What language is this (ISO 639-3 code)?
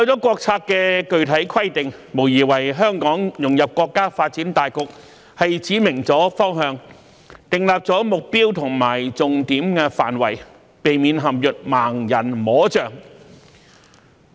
yue